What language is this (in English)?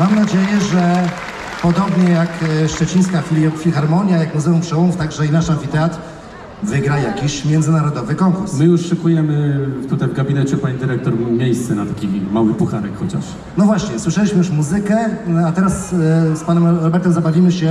Polish